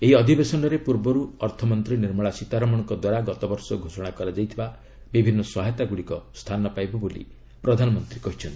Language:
Odia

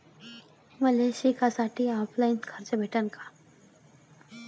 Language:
Marathi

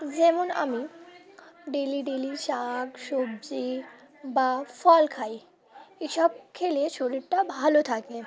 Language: Bangla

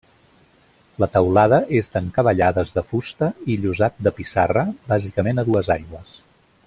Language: Catalan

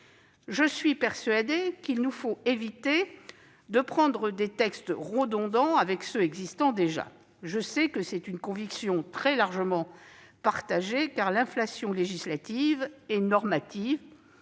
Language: French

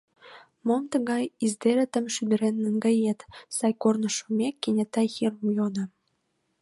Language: Mari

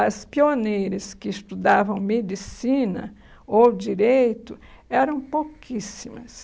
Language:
Portuguese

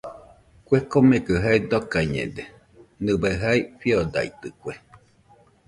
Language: Nüpode Huitoto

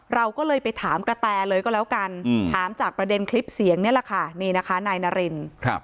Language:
Thai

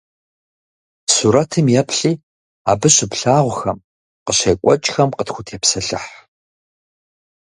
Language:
Kabardian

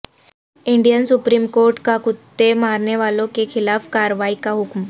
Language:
Urdu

